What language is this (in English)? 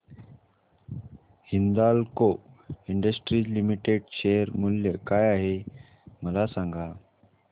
Marathi